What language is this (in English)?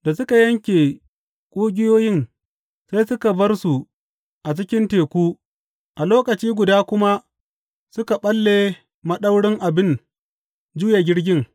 Hausa